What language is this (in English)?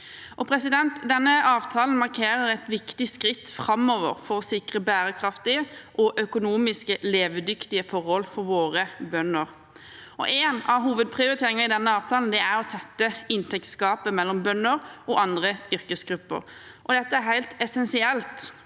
Norwegian